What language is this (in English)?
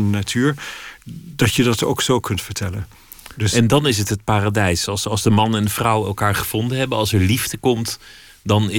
Dutch